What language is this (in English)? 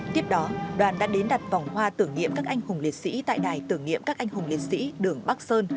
Vietnamese